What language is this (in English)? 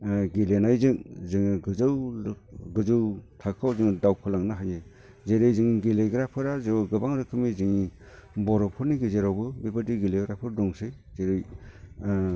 Bodo